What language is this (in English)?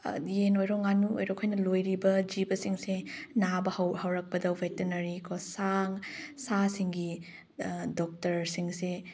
Manipuri